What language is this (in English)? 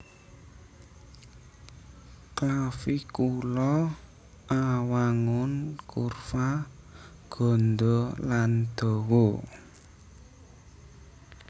Javanese